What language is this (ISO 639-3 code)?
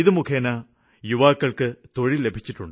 mal